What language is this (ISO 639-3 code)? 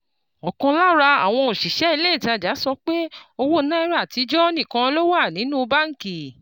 yor